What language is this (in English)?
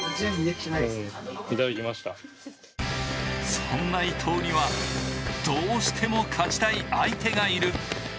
Japanese